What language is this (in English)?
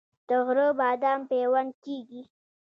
Pashto